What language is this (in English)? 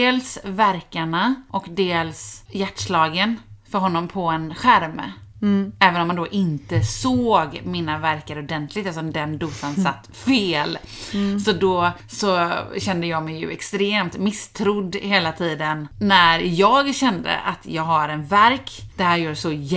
Swedish